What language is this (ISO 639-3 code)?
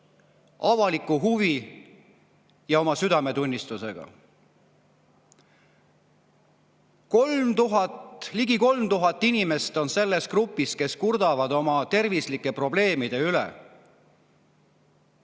est